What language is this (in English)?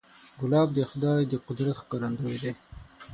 Pashto